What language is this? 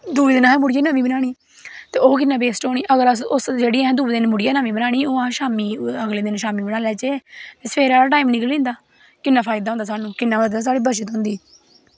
Dogri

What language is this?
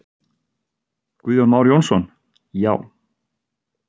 Icelandic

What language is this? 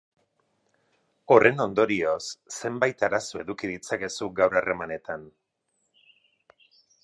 Basque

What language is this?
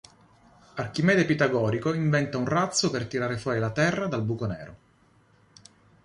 Italian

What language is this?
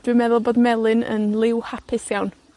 Welsh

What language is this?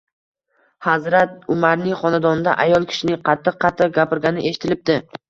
Uzbek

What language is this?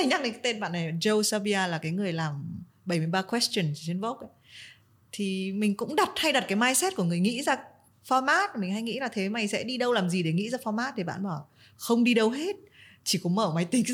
Vietnamese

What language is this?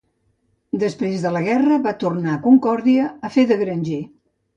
Catalan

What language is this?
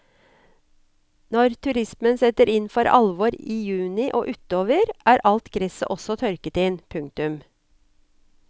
Norwegian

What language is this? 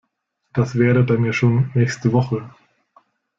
German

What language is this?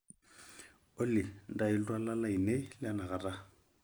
Masai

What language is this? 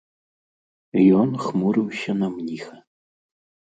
Belarusian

